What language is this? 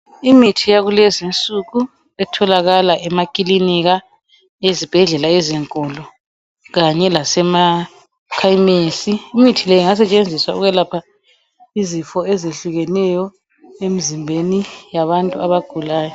North Ndebele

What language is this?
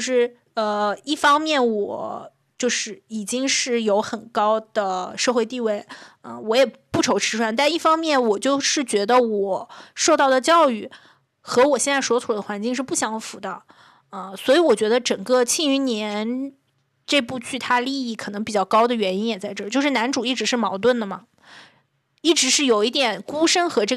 Chinese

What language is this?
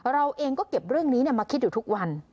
Thai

